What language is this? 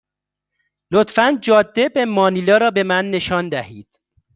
Persian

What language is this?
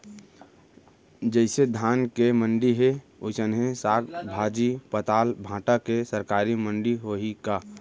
Chhattisgarhi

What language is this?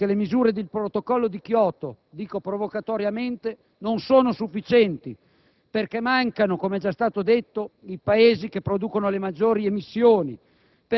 Italian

